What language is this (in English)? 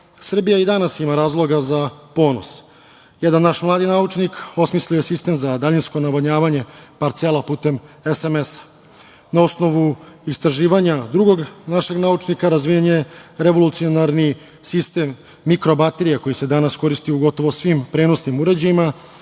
Serbian